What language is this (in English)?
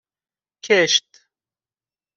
Persian